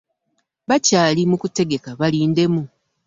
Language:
Ganda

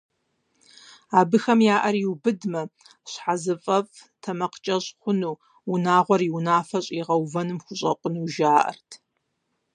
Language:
Kabardian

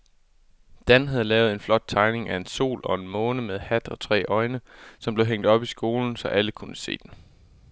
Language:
Danish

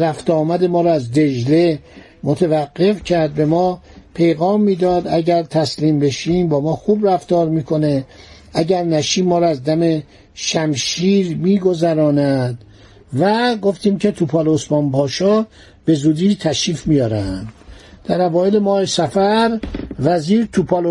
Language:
Persian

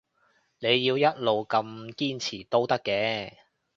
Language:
Cantonese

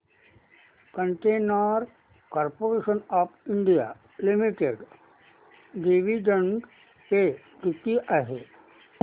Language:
Marathi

